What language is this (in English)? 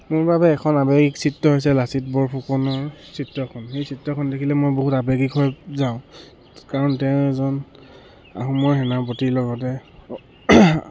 Assamese